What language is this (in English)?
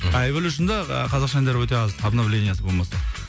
Kazakh